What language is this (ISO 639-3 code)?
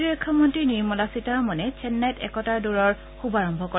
asm